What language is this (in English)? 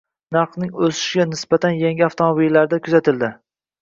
Uzbek